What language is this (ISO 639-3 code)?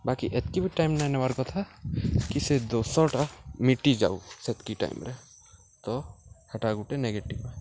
ori